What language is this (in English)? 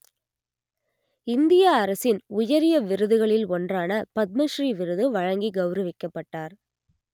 Tamil